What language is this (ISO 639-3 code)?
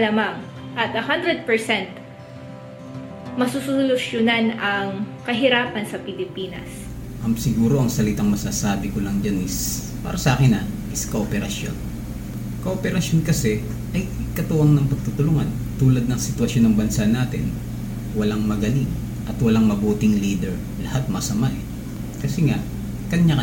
fil